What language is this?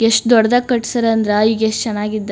Kannada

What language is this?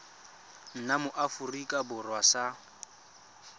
Tswana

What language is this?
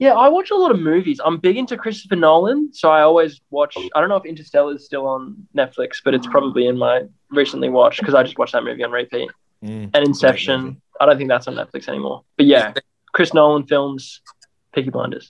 English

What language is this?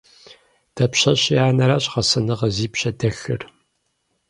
Kabardian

